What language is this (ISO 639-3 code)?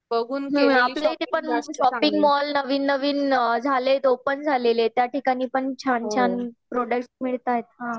mar